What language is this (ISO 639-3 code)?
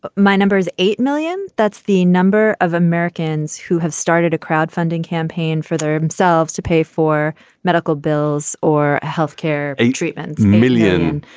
eng